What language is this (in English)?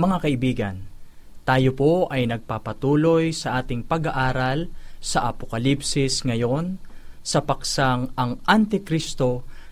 Filipino